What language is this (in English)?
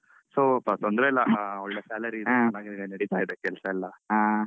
Kannada